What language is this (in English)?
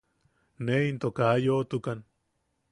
Yaqui